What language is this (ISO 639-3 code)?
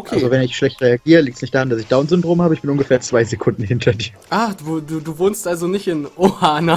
deu